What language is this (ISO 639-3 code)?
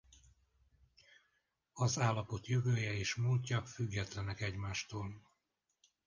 hun